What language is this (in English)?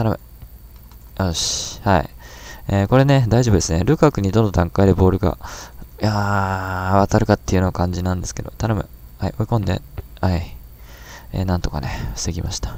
Japanese